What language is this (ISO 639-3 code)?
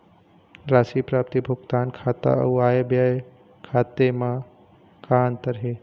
hne